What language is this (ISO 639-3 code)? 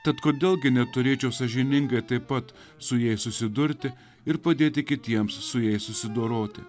lit